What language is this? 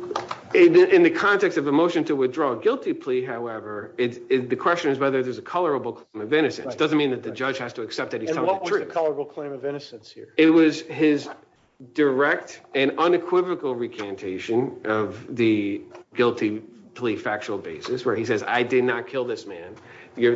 English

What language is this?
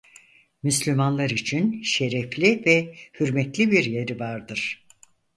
Turkish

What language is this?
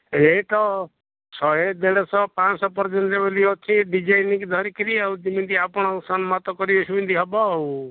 Odia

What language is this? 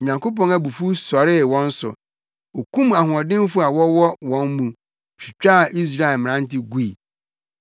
Akan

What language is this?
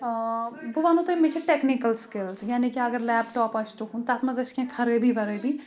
Kashmiri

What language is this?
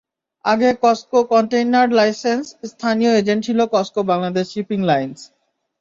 Bangla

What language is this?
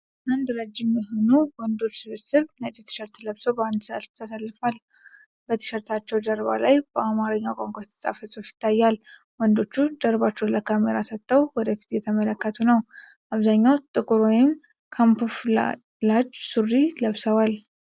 Amharic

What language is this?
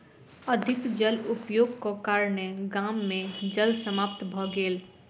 Maithili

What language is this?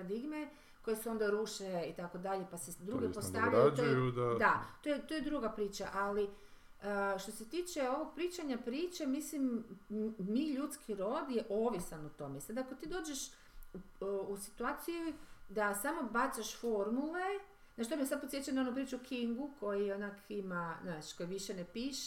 Croatian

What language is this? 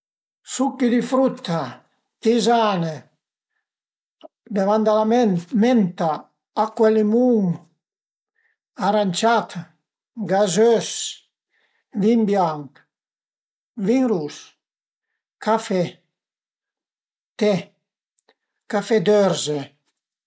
Piedmontese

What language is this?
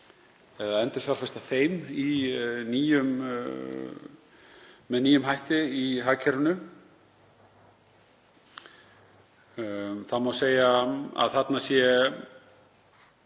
Icelandic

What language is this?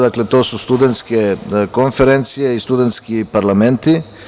Serbian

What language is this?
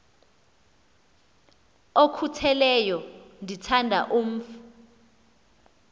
Xhosa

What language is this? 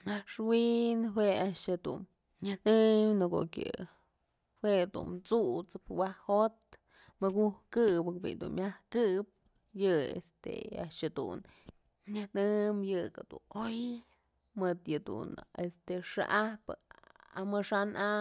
Mazatlán Mixe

